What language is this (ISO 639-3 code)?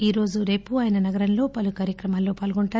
tel